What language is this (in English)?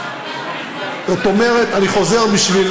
Hebrew